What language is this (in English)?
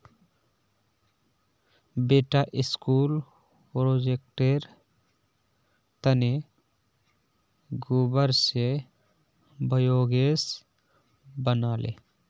Magahi